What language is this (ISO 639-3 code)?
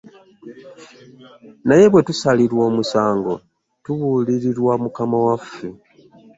lug